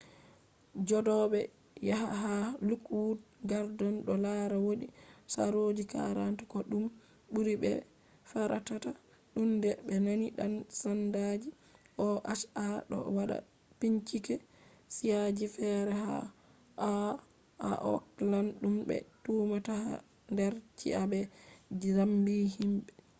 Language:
Fula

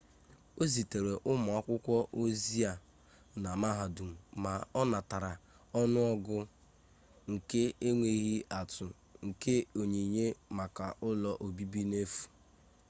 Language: Igbo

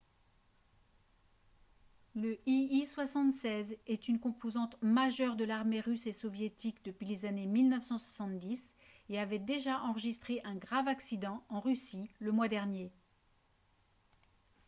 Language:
French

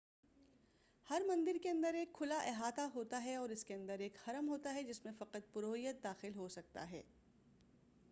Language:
Urdu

